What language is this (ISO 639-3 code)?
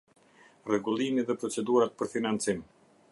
sqi